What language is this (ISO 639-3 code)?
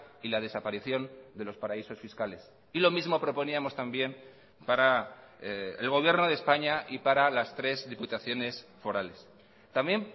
spa